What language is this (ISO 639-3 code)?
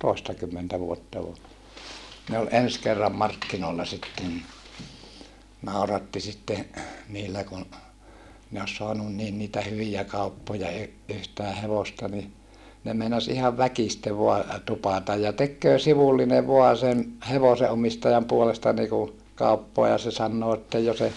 fin